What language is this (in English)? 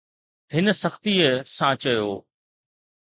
Sindhi